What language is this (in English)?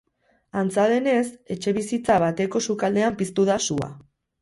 Basque